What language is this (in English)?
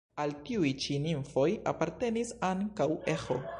Esperanto